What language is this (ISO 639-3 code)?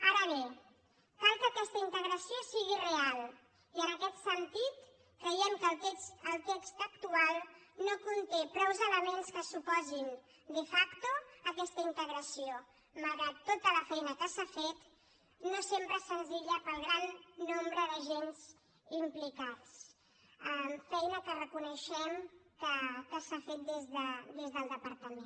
cat